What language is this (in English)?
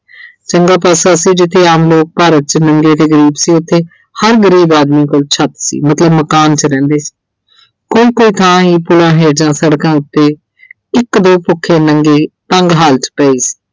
Punjabi